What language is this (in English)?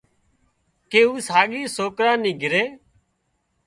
Wadiyara Koli